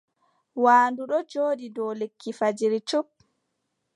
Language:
Adamawa Fulfulde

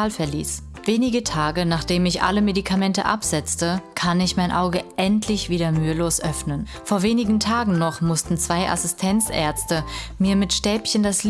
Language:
German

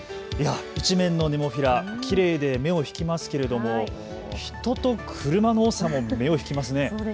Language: Japanese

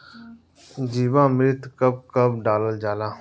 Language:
Bhojpuri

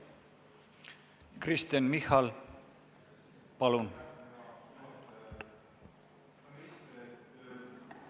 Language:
Estonian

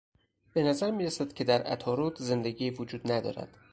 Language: Persian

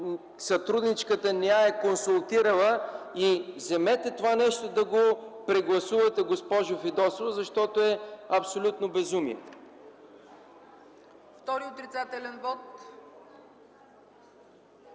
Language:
Bulgarian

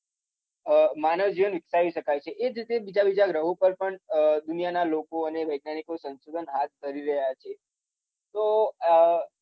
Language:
Gujarati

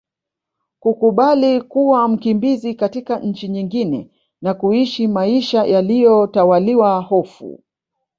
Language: Swahili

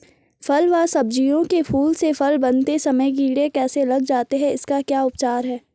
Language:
Hindi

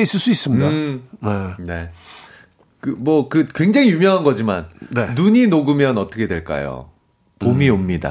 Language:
Korean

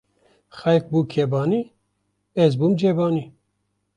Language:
Kurdish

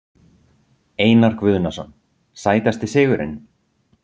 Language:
Icelandic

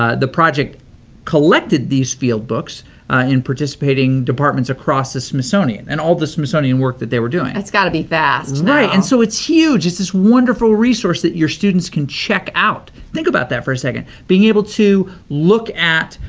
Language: English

